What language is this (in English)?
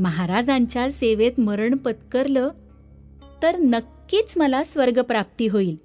Marathi